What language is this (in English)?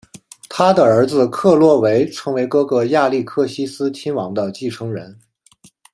Chinese